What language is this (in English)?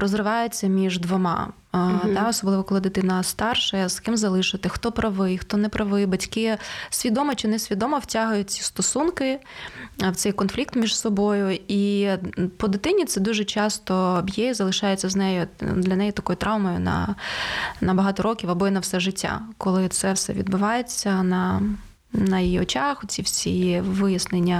Ukrainian